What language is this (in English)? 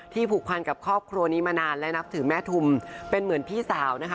Thai